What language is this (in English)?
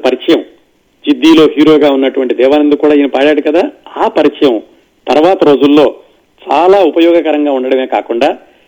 Telugu